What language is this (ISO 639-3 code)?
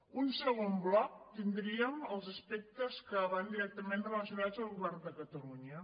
cat